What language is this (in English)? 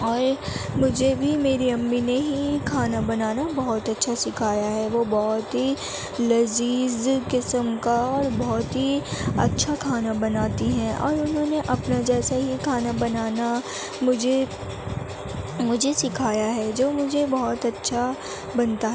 Urdu